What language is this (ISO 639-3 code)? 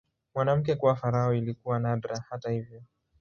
swa